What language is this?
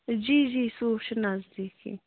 Kashmiri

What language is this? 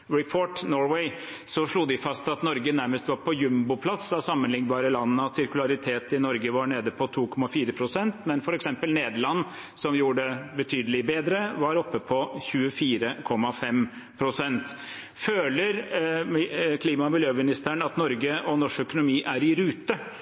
Norwegian Bokmål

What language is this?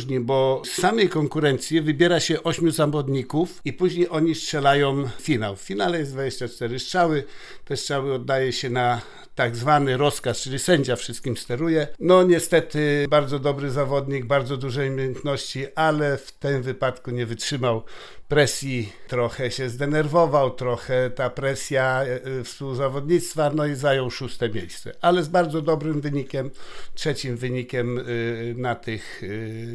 Polish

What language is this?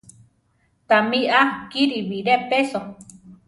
Central Tarahumara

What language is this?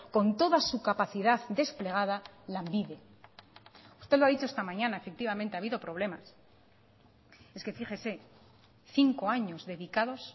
Spanish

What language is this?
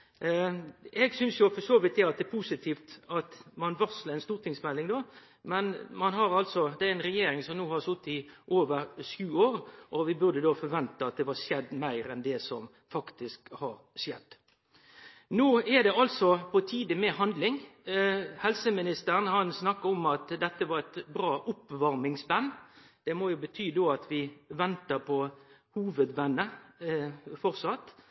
Norwegian Nynorsk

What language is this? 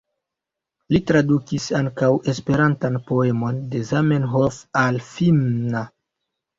Esperanto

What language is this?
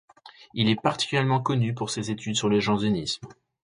French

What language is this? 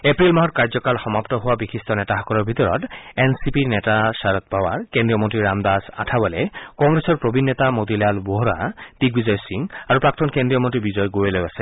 Assamese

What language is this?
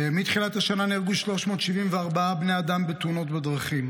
Hebrew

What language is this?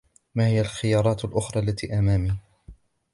Arabic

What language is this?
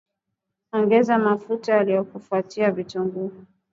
Swahili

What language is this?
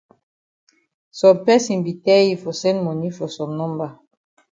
Cameroon Pidgin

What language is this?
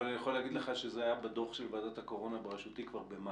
Hebrew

